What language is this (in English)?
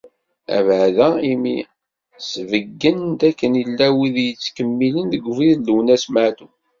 Kabyle